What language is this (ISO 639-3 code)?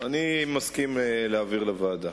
heb